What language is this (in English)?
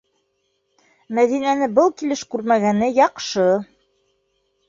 Bashkir